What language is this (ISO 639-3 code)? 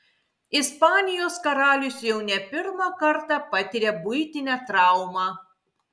lit